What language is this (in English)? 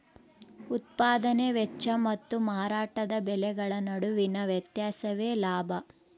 Kannada